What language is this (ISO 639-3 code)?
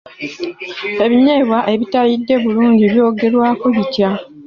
lug